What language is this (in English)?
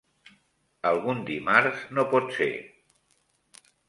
Catalan